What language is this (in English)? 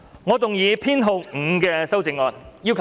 Cantonese